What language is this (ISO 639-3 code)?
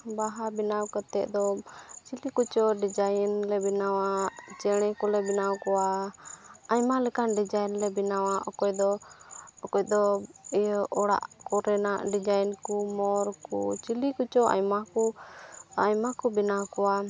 sat